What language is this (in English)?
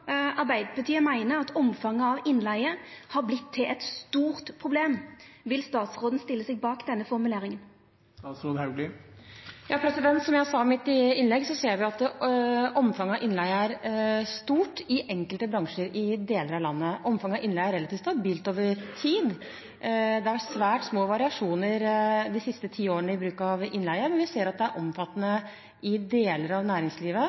Norwegian